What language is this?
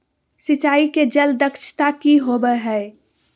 Magahi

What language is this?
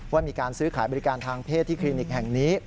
Thai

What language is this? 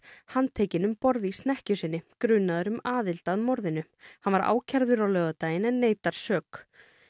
Icelandic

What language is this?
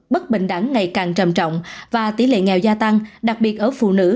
Vietnamese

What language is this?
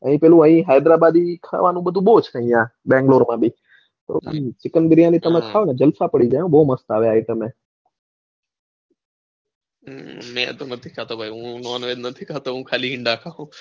Gujarati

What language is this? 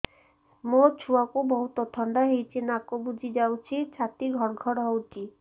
Odia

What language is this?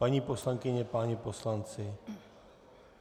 Czech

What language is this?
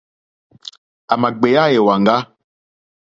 Mokpwe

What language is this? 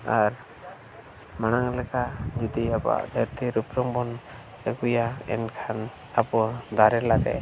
Santali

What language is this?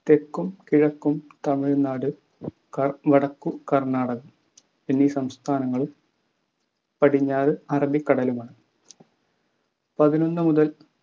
Malayalam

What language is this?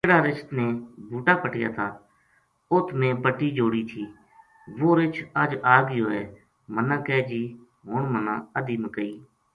Gujari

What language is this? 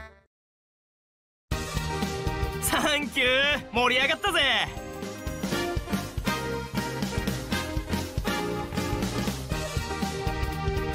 Japanese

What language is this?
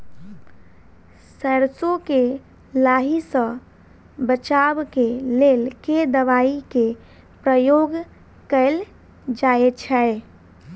Maithili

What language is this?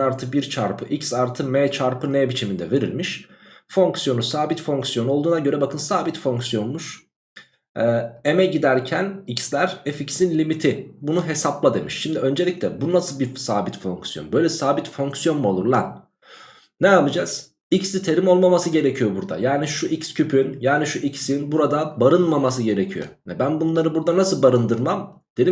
Turkish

